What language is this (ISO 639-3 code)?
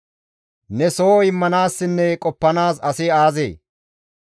gmv